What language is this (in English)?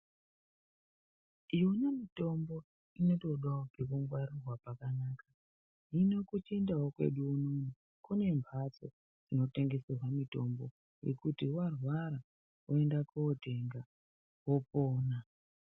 Ndau